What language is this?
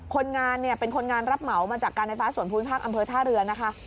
Thai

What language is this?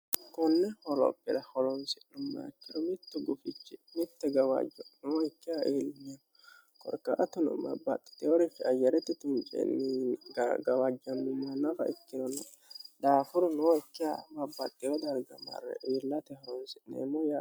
Sidamo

